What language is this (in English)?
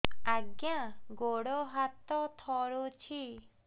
Odia